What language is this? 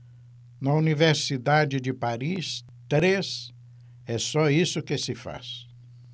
Portuguese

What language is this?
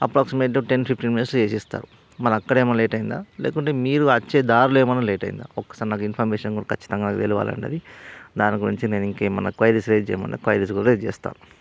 Telugu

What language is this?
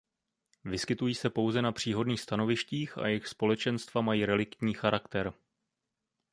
Czech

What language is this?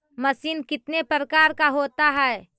Magahi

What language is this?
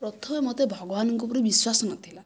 Odia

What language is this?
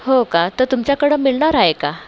Marathi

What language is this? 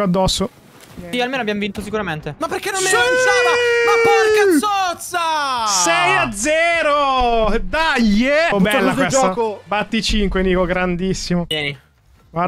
Italian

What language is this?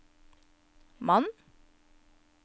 Norwegian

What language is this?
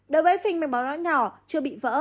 Vietnamese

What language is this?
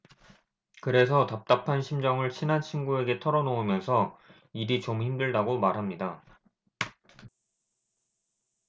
Korean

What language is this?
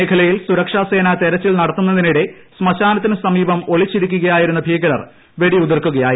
Malayalam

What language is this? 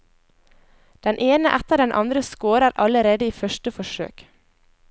Norwegian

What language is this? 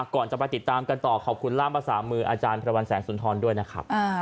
Thai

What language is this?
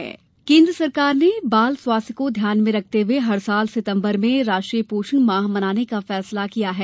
Hindi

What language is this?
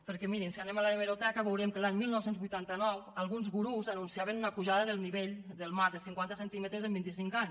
Catalan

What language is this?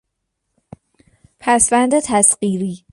Persian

